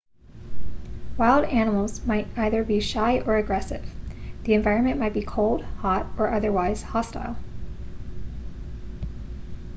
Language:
English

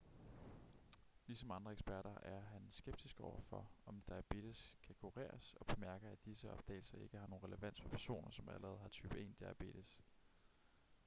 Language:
Danish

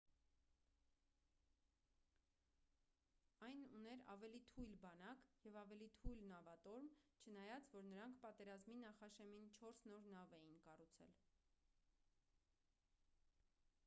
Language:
Armenian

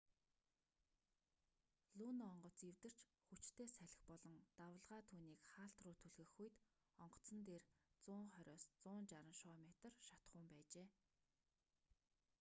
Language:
Mongolian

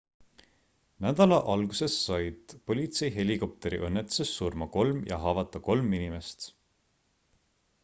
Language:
Estonian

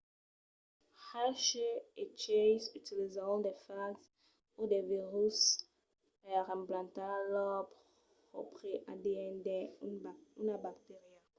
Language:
Occitan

